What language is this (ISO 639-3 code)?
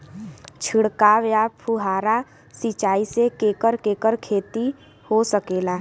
bho